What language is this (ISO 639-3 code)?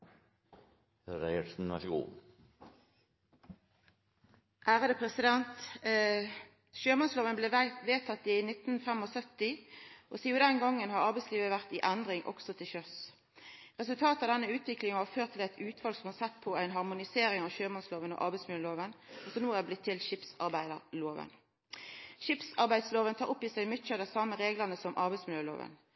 nno